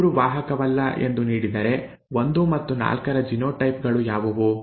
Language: Kannada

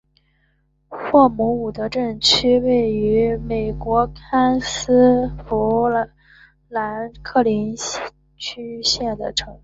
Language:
Chinese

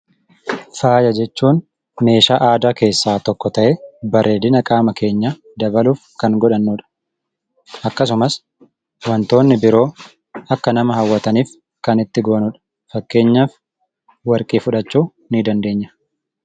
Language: Oromo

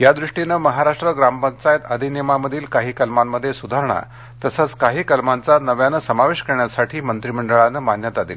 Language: Marathi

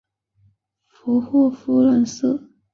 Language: Chinese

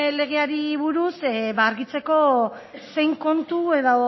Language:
Basque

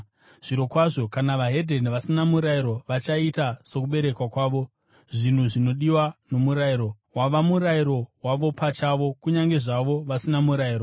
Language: Shona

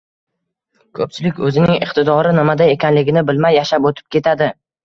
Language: Uzbek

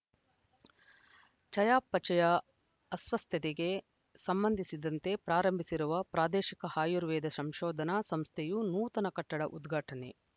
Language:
Kannada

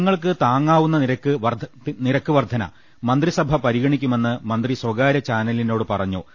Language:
Malayalam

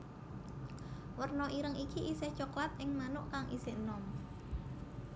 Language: Javanese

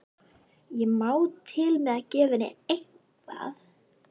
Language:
Icelandic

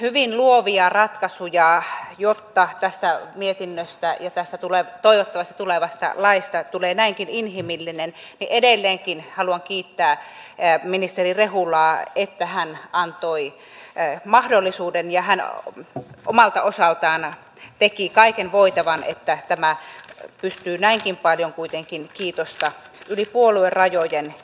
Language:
Finnish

